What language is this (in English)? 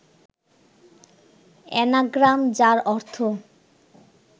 Bangla